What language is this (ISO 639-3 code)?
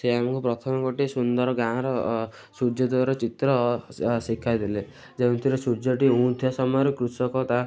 ori